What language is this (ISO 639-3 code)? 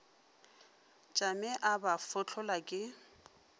nso